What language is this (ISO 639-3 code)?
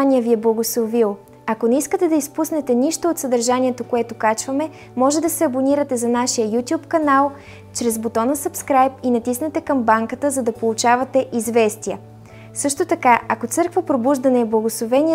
bul